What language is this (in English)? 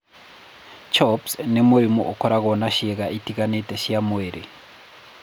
Kikuyu